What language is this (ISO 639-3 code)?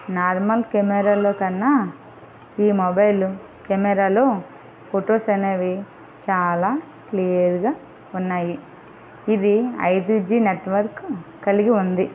tel